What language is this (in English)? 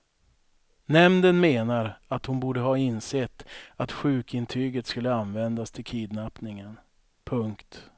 Swedish